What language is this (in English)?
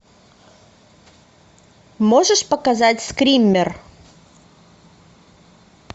Russian